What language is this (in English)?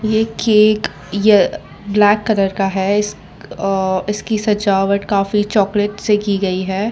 Hindi